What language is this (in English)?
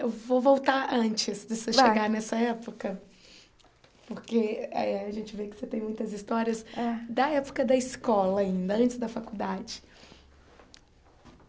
Portuguese